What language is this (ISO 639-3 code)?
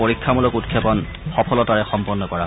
asm